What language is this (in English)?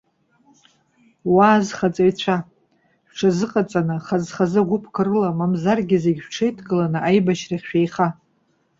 Abkhazian